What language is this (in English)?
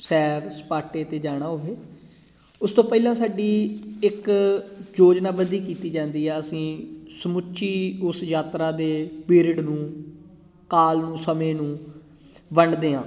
Punjabi